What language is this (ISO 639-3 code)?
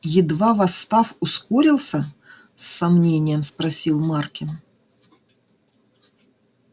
rus